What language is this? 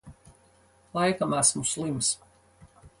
Latvian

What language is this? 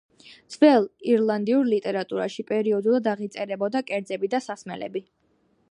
Georgian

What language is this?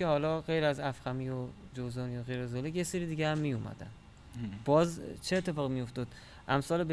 Persian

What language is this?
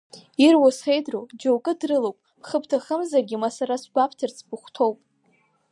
Abkhazian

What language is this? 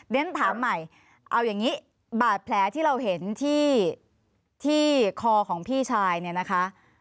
Thai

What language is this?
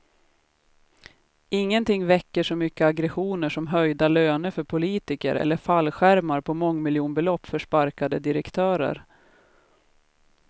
Swedish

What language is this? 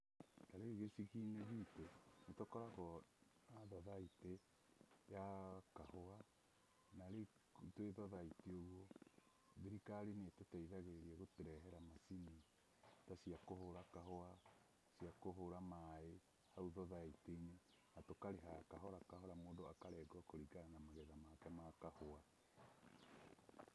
Kikuyu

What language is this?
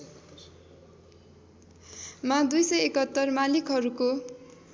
Nepali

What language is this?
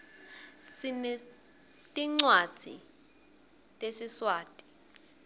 Swati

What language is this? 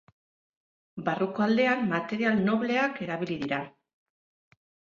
Basque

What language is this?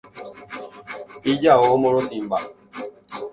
Guarani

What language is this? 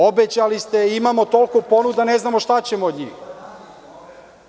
Serbian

